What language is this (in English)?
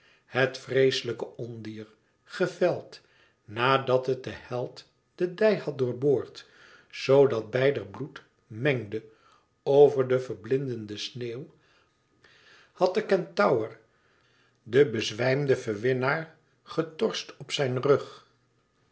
Dutch